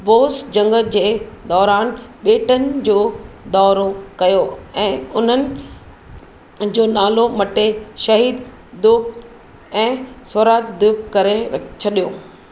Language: Sindhi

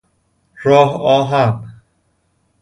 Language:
Persian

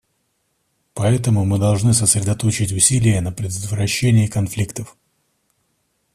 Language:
Russian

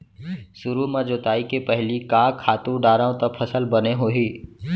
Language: Chhattisgarhi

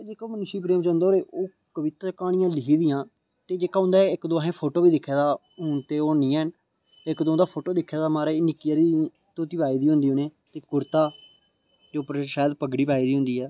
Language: Dogri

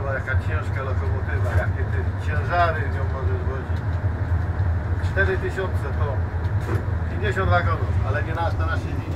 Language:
Polish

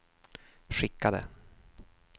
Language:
Swedish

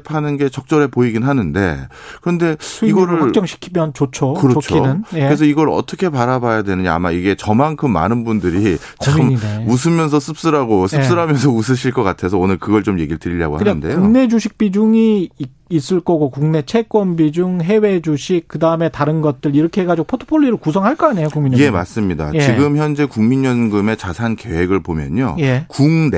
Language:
Korean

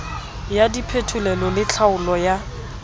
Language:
Southern Sotho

